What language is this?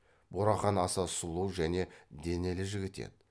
Kazakh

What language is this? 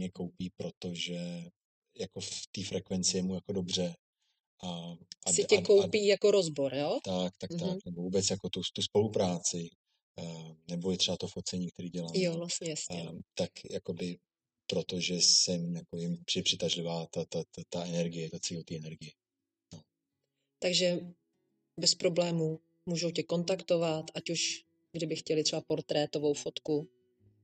Czech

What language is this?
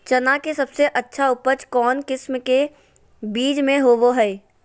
Magahi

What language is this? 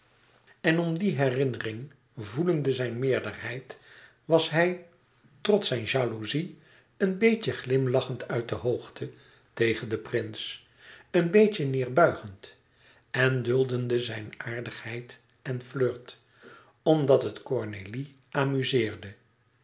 Dutch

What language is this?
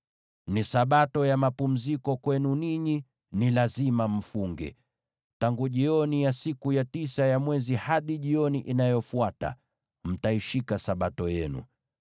Swahili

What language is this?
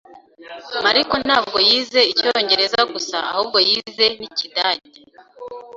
Kinyarwanda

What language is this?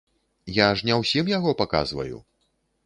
Belarusian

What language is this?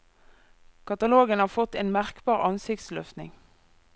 Norwegian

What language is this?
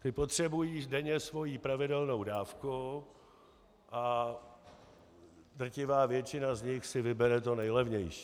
Czech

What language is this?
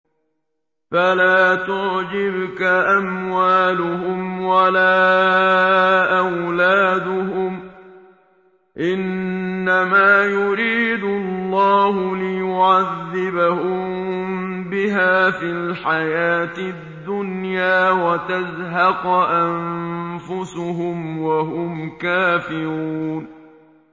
Arabic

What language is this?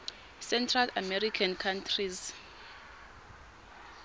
Swati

